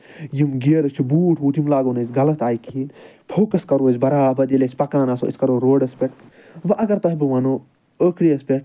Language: Kashmiri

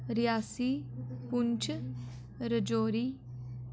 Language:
Dogri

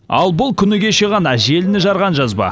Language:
Kazakh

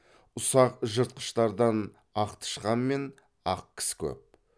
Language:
Kazakh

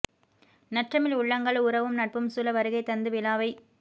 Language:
Tamil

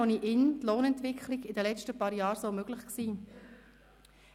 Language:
Swiss German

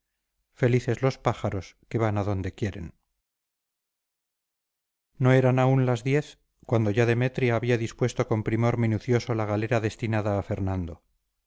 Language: Spanish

